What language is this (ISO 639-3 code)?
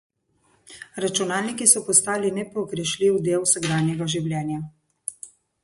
slv